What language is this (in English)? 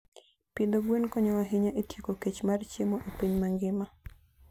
Luo (Kenya and Tanzania)